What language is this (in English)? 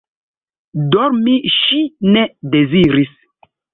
Esperanto